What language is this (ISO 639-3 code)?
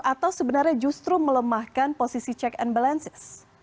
ind